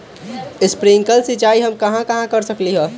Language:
Magahi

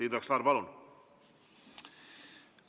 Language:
Estonian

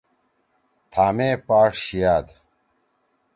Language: Torwali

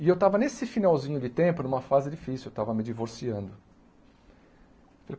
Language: Portuguese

